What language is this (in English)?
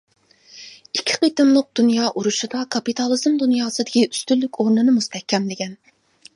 Uyghur